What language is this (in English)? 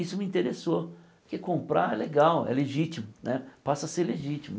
Portuguese